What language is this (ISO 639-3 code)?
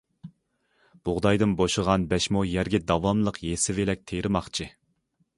uig